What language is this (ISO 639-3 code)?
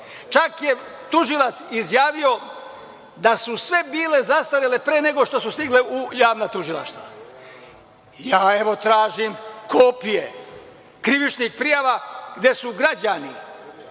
srp